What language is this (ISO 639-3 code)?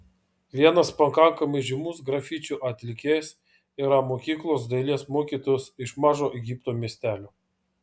lit